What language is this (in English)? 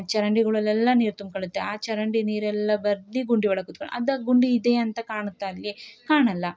Kannada